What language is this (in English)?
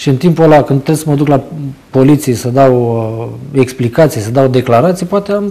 Romanian